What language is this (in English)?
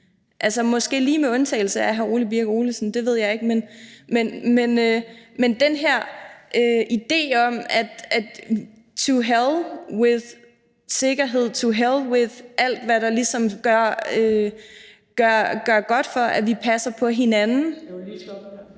Danish